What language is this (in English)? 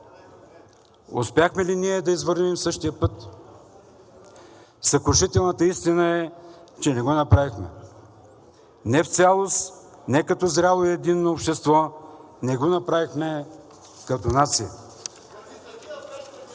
Bulgarian